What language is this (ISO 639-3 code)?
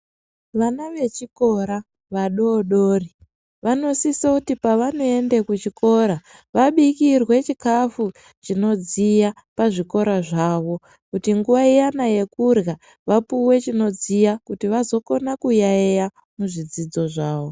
ndc